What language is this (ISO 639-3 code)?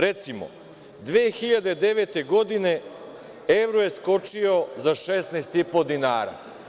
srp